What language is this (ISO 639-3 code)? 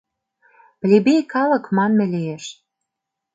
chm